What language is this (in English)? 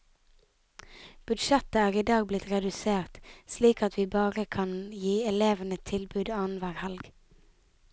Norwegian